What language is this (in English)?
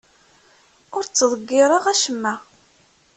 Kabyle